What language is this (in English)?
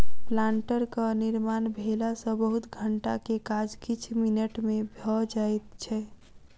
Maithili